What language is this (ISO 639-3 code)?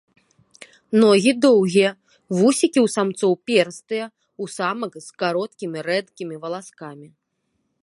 bel